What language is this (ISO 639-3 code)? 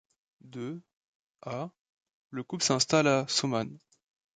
fra